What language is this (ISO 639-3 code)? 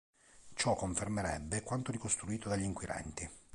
ita